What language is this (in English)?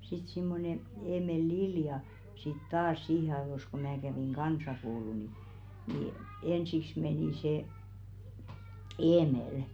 Finnish